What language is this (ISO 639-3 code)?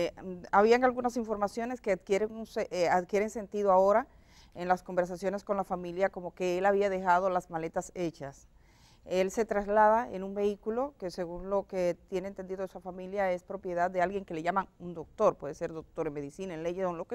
spa